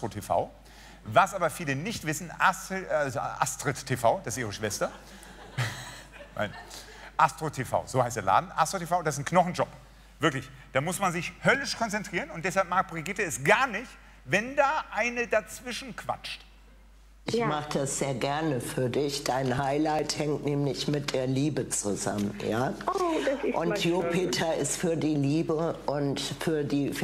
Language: German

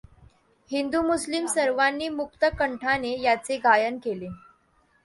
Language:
Marathi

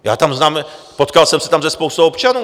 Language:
Czech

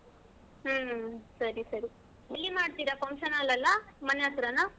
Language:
Kannada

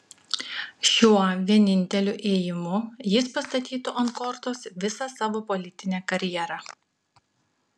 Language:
Lithuanian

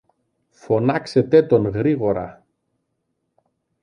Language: Greek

